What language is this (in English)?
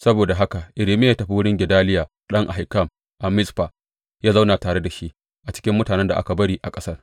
Hausa